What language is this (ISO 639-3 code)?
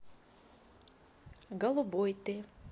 rus